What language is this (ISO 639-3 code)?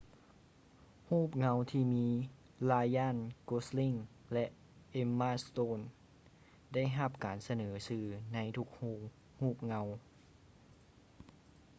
lao